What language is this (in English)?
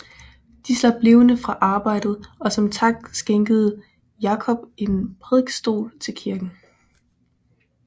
Danish